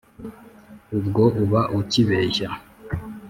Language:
Kinyarwanda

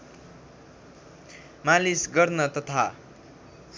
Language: Nepali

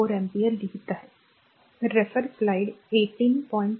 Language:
Marathi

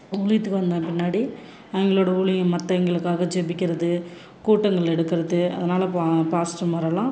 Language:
Tamil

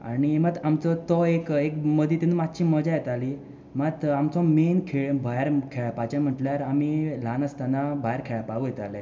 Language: Konkani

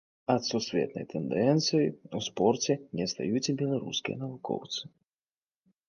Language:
Belarusian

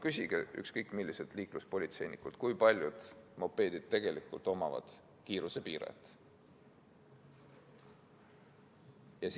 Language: Estonian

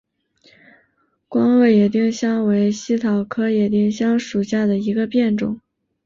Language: Chinese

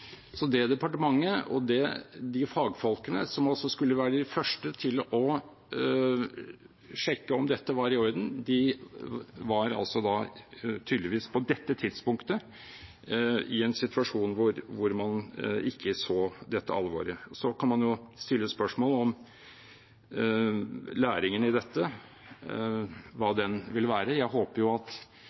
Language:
Norwegian Bokmål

